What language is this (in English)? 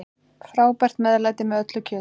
Icelandic